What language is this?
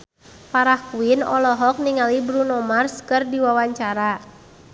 Sundanese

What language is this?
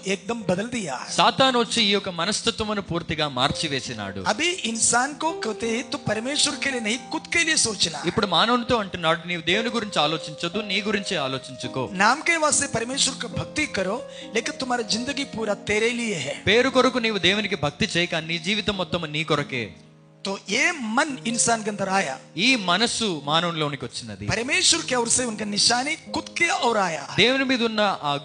Telugu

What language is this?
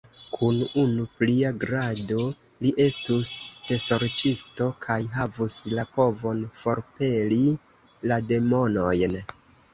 Esperanto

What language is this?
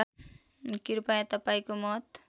Nepali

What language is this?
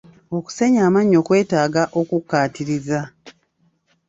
Ganda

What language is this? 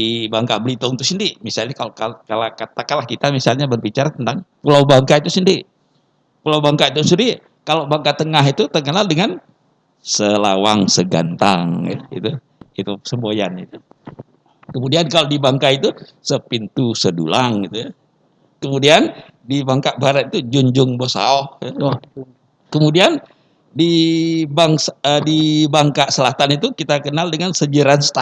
Indonesian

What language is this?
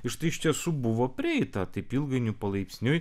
Lithuanian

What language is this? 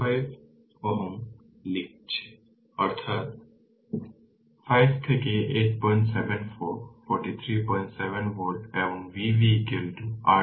Bangla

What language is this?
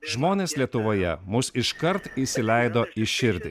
Lithuanian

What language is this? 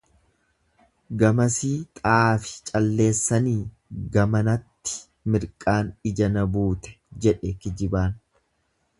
Oromo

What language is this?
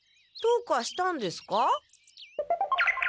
Japanese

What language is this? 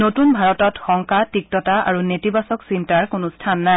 Assamese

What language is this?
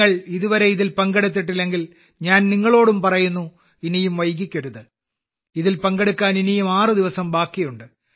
Malayalam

